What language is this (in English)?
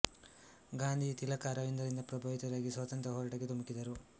Kannada